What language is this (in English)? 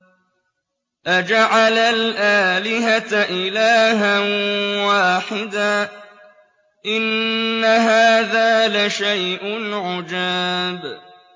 Arabic